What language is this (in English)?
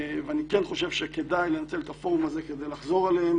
Hebrew